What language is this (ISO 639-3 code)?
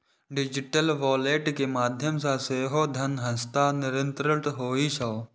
mai